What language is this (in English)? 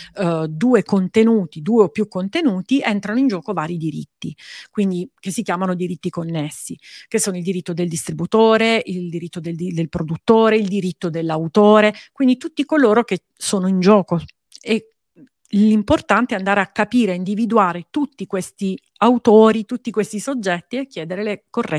Italian